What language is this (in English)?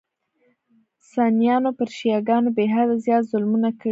Pashto